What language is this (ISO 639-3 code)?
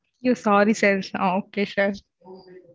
tam